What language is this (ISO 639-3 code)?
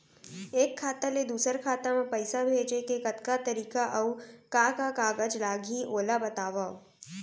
hne